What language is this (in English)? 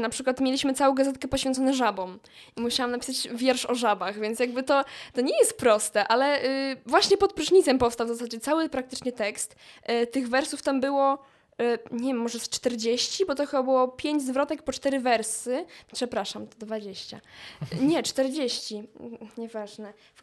Polish